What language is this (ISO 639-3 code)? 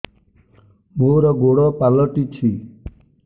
ori